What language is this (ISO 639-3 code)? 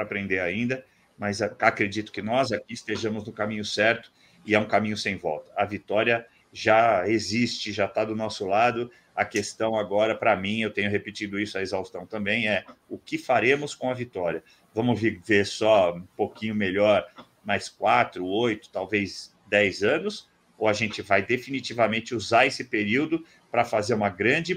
por